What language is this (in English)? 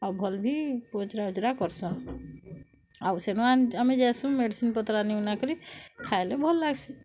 Odia